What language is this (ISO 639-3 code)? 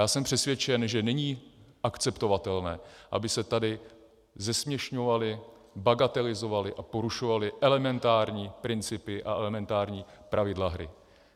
ces